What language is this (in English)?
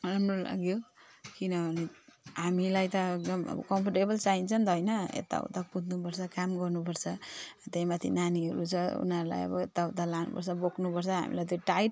Nepali